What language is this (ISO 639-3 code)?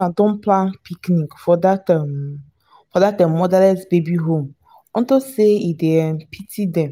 pcm